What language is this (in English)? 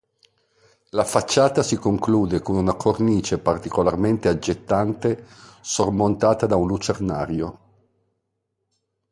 Italian